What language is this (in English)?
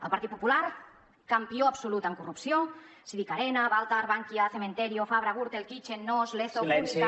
Catalan